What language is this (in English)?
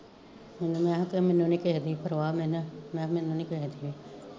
Punjabi